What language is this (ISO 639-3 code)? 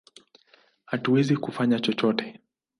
swa